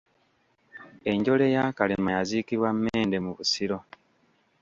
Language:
Ganda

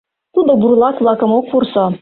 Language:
Mari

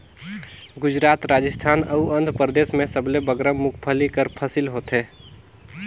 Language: Chhattisgarhi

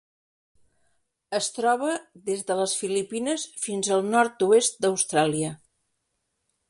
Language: Catalan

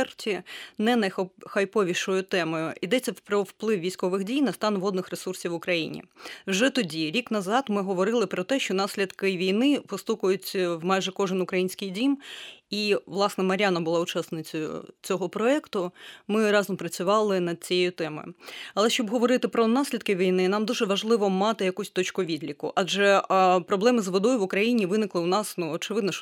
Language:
Ukrainian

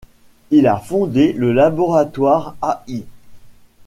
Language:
French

